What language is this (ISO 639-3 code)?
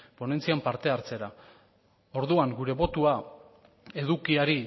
eus